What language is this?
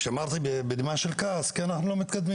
Hebrew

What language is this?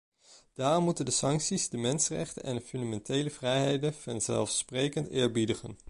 Dutch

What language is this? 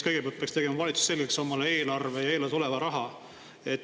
Estonian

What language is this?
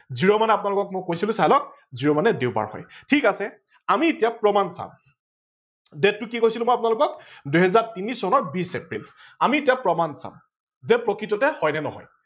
Assamese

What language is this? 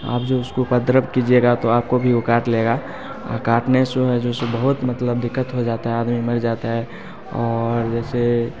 Hindi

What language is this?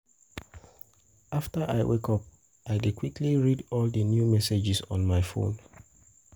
Nigerian Pidgin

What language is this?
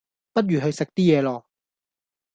Cantonese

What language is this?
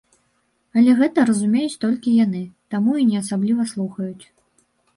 Belarusian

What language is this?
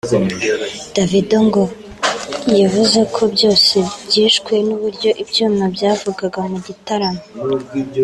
Kinyarwanda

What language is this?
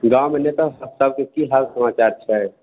Maithili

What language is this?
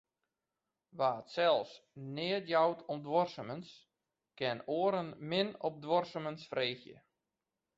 Western Frisian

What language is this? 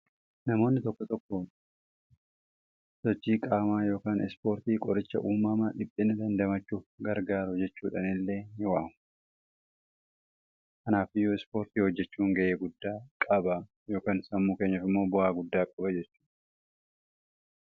Oromo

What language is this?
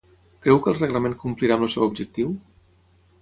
Catalan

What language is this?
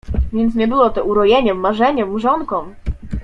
Polish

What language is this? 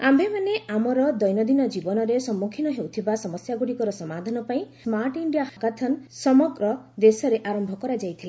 Odia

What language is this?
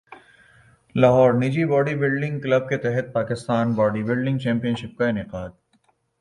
Urdu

